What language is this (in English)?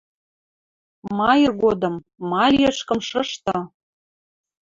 Western Mari